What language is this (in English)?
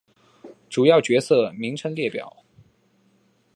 Chinese